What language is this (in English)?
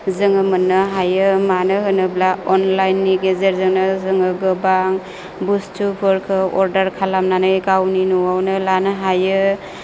Bodo